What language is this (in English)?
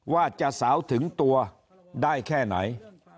Thai